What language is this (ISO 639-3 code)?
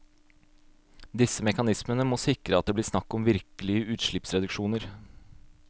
nor